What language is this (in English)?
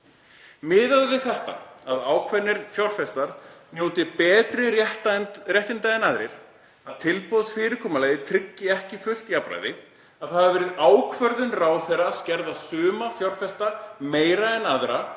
Icelandic